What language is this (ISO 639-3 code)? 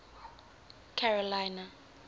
eng